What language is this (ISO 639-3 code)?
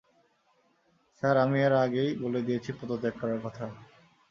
ben